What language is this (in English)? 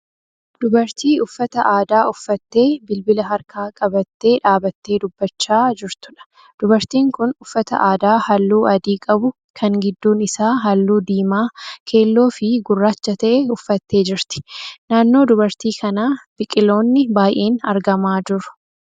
Oromo